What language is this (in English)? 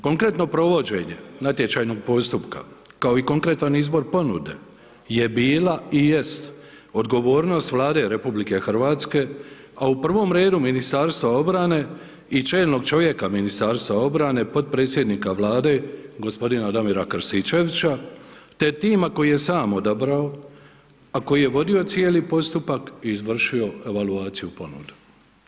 Croatian